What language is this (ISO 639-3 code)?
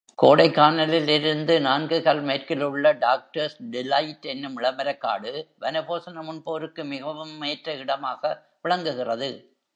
tam